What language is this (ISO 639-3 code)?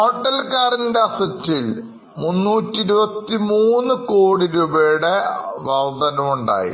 mal